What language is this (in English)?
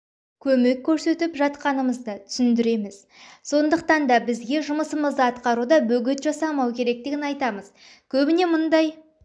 Kazakh